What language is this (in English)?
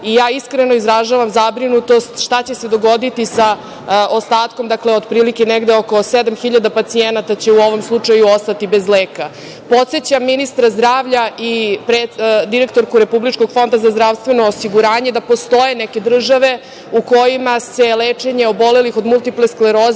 Serbian